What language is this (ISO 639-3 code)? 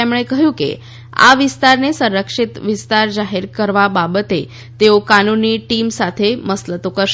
guj